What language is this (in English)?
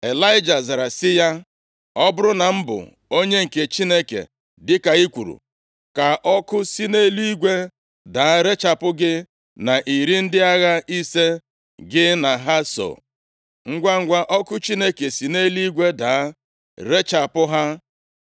Igbo